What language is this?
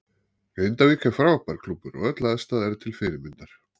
Icelandic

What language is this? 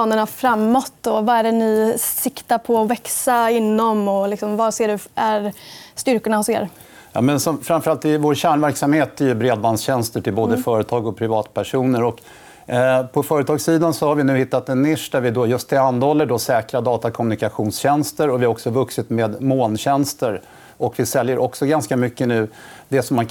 Swedish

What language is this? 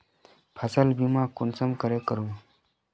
Magahi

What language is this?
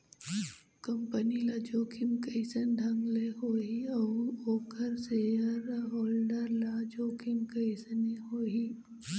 Chhattisgarhi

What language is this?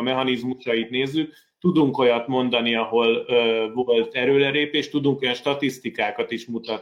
Hungarian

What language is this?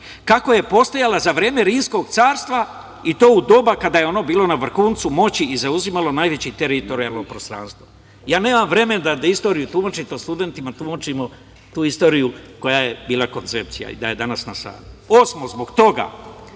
Serbian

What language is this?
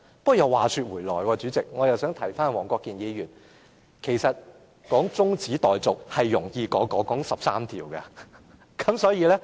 Cantonese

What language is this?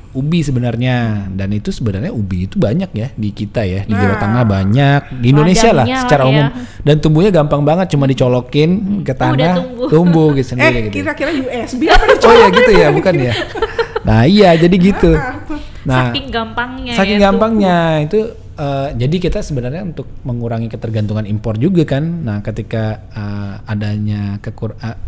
Indonesian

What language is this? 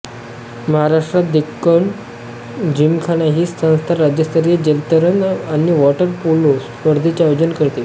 Marathi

